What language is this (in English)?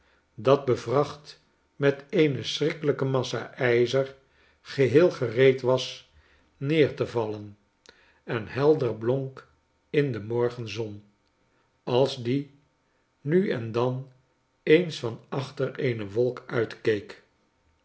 Dutch